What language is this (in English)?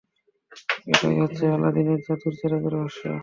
Bangla